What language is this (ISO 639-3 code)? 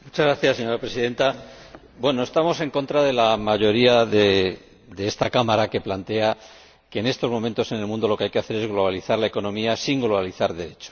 spa